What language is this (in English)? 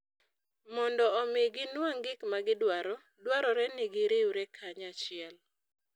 Luo (Kenya and Tanzania)